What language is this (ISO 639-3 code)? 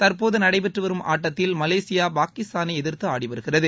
tam